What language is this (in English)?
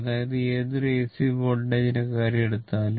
Malayalam